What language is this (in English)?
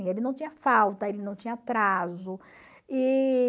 Portuguese